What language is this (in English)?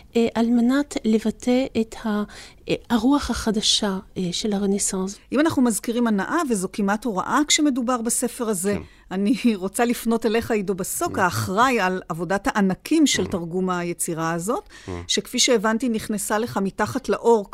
Hebrew